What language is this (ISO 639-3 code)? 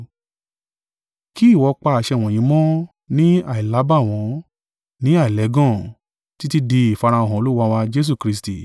yor